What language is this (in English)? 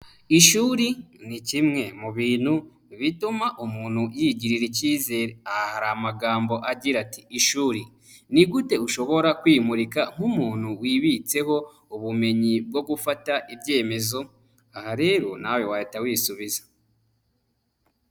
Kinyarwanda